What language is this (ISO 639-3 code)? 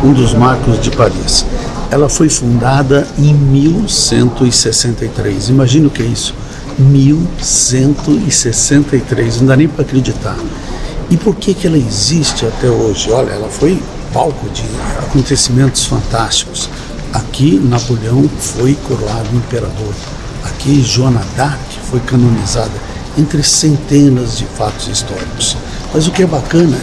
por